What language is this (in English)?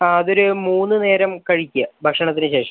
Malayalam